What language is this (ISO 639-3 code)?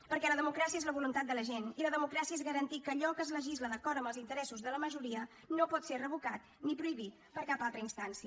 cat